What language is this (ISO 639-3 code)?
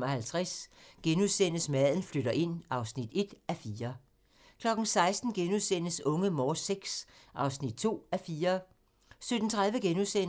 dan